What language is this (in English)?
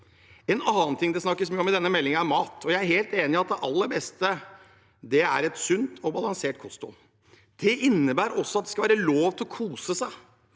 Norwegian